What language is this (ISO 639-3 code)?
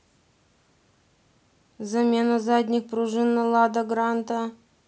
rus